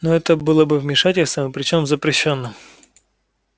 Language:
Russian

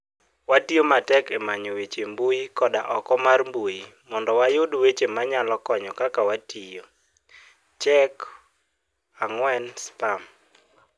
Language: Luo (Kenya and Tanzania)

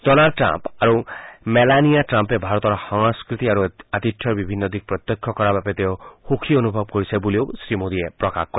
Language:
Assamese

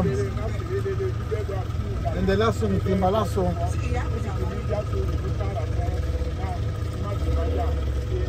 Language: Romanian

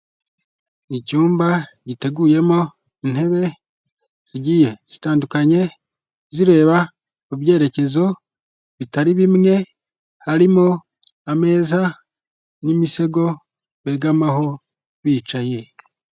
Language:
Kinyarwanda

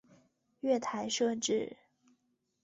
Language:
Chinese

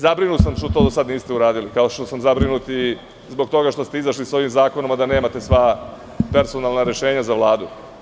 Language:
Serbian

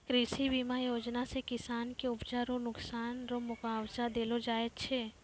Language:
Maithili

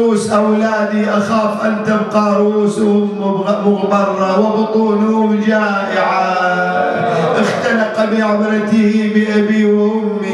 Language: Arabic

